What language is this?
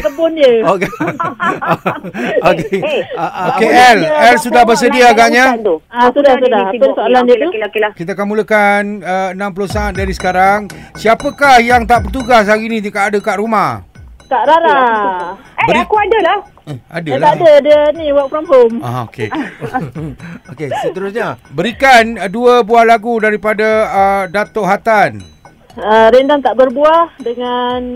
Malay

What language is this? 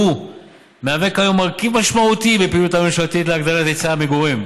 Hebrew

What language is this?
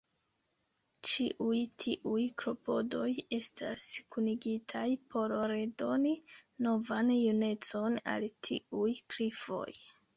Esperanto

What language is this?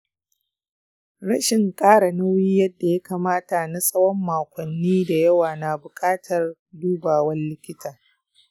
Hausa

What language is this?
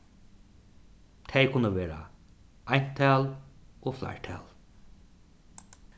Faroese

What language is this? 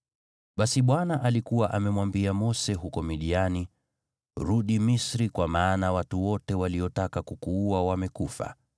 Swahili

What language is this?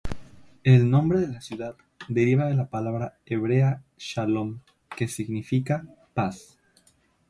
Spanish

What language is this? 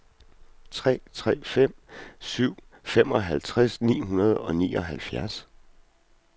Danish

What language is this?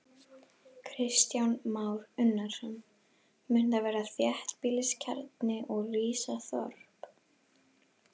Icelandic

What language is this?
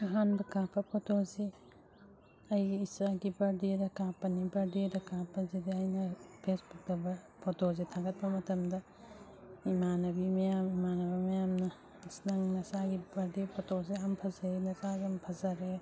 Manipuri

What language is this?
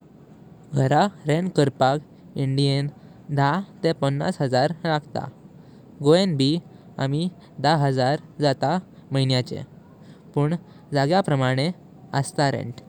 Konkani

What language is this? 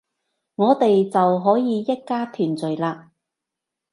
Cantonese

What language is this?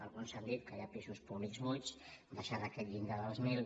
Catalan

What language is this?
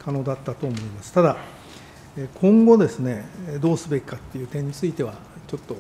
Japanese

